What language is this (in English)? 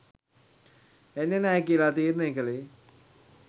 Sinhala